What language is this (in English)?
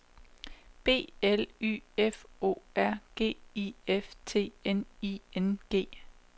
Danish